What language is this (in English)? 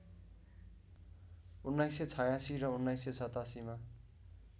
Nepali